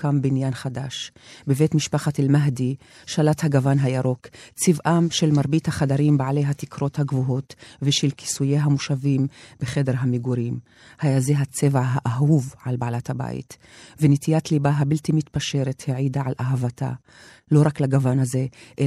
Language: Hebrew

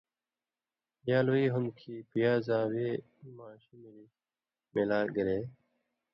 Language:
Indus Kohistani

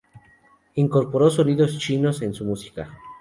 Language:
Spanish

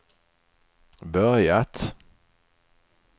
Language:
Swedish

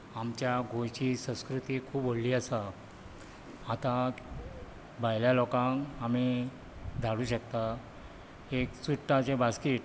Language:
Konkani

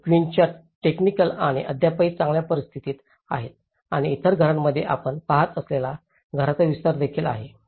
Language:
Marathi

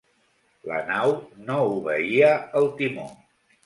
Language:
Catalan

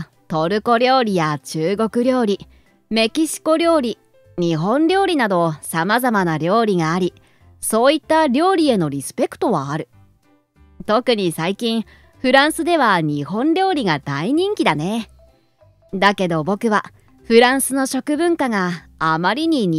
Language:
Japanese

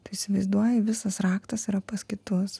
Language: Lithuanian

